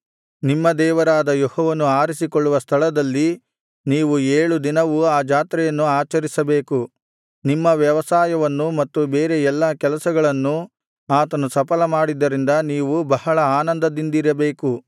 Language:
Kannada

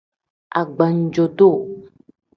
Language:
Tem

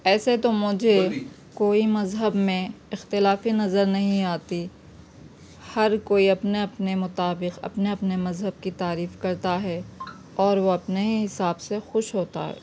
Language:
Urdu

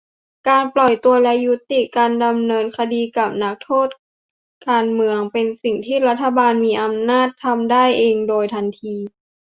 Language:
Thai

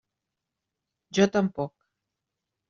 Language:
Catalan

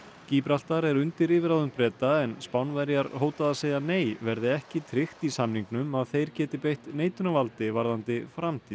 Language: Icelandic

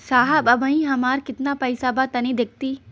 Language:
Bhojpuri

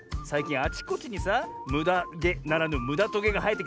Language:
Japanese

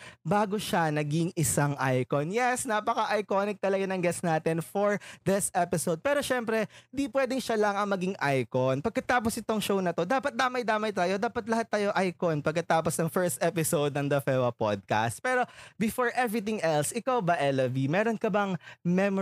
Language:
Filipino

